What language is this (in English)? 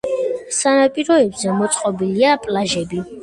Georgian